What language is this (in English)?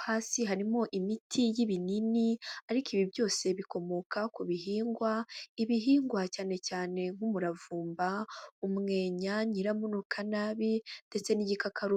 Kinyarwanda